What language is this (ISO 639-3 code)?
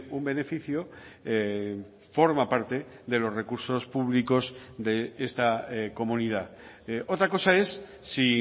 spa